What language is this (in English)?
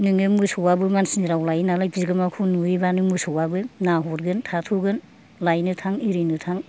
Bodo